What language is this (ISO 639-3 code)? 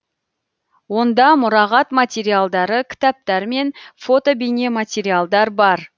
kaz